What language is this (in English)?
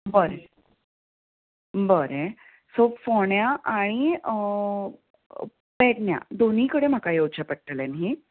Konkani